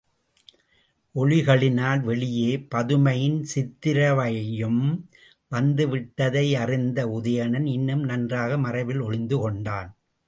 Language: Tamil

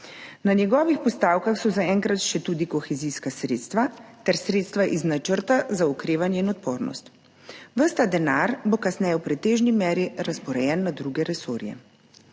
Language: Slovenian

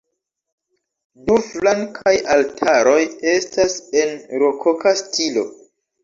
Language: Esperanto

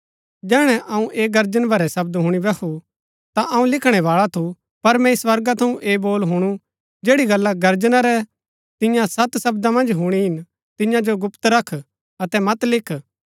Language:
Gaddi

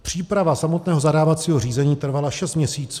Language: Czech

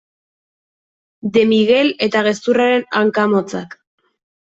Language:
Basque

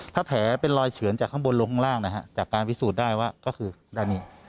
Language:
Thai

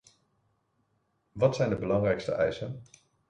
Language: Dutch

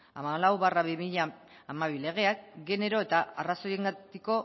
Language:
Basque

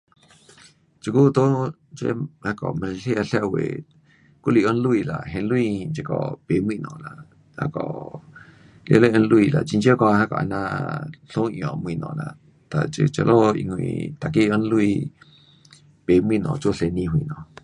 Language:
Pu-Xian Chinese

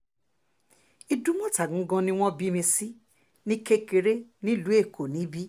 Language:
Yoruba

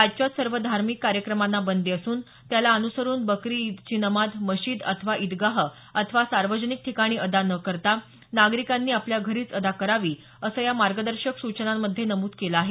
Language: Marathi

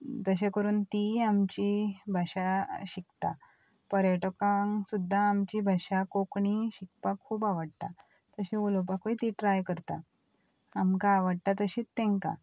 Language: Konkani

